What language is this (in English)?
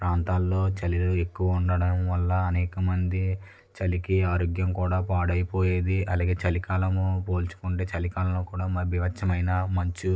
Telugu